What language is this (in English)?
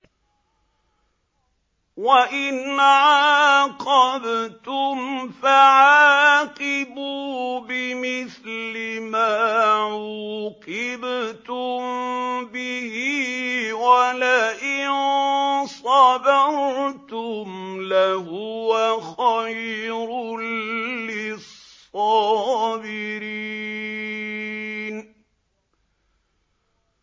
Arabic